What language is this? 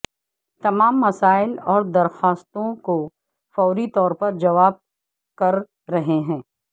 Urdu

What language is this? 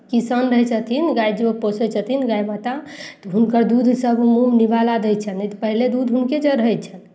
Maithili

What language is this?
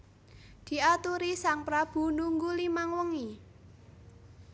Javanese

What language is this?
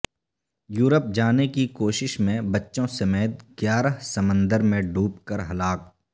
Urdu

